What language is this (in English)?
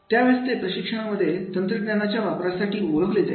Marathi